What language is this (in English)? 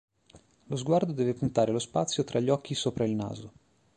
Italian